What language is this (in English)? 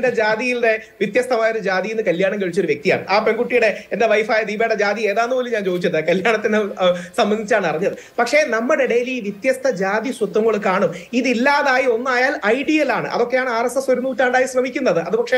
English